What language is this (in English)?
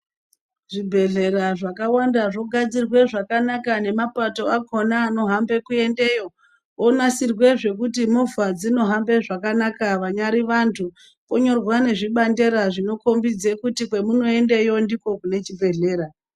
Ndau